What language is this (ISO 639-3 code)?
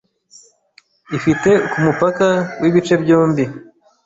kin